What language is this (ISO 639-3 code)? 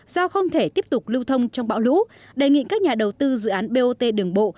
vie